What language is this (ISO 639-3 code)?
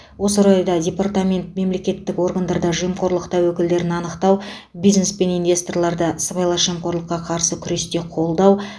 kaz